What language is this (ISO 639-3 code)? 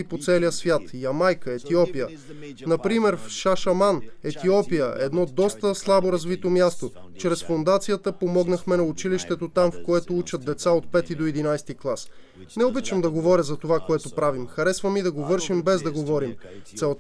bul